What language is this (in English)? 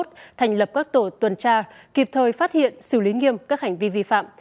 Vietnamese